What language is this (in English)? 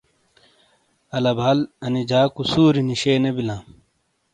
Shina